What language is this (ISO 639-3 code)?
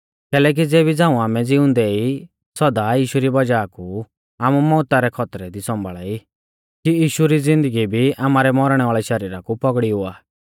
bfz